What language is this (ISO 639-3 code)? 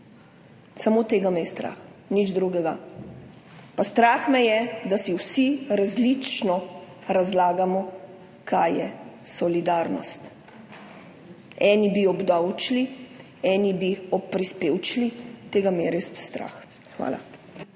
slv